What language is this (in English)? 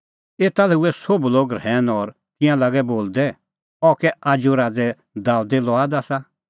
Kullu Pahari